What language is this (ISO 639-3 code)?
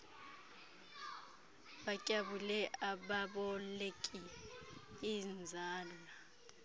xho